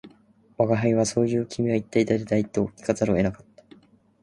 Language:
Japanese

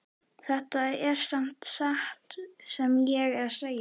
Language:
Icelandic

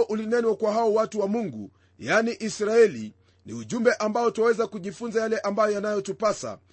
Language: Swahili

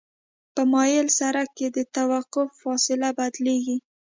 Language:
Pashto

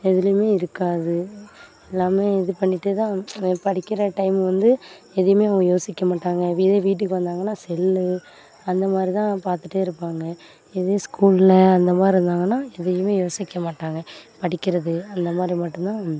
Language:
Tamil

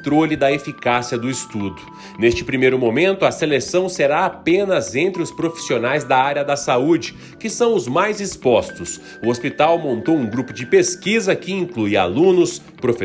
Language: Portuguese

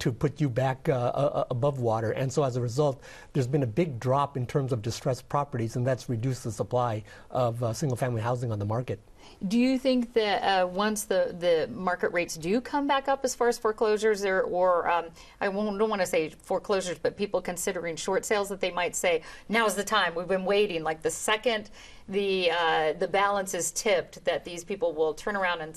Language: English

